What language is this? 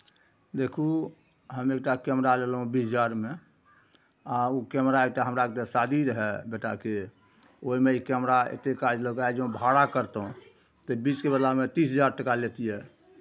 Maithili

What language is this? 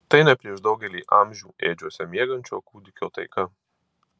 Lithuanian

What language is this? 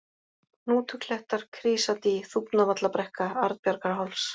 Icelandic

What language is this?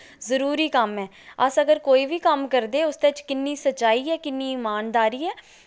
Dogri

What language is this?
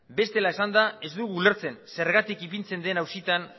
Basque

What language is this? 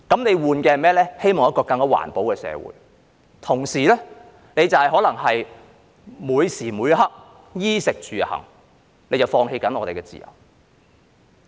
Cantonese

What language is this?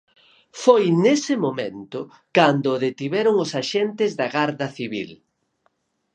Galician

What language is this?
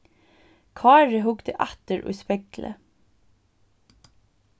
Faroese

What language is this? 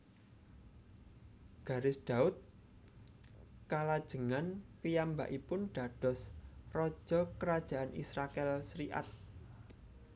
Javanese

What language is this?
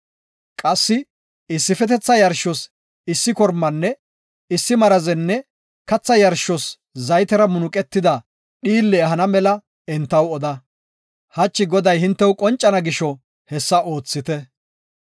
Gofa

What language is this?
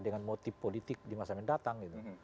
Indonesian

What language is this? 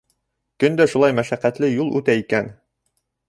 Bashkir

